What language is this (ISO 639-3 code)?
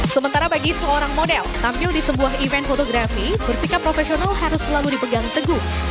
ind